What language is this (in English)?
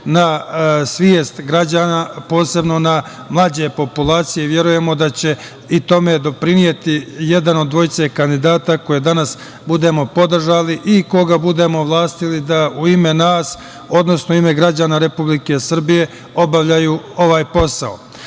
Serbian